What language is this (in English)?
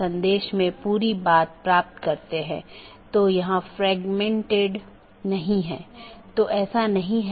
Hindi